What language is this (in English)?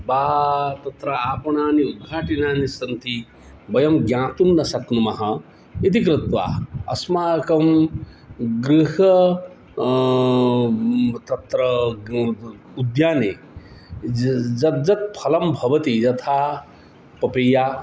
Sanskrit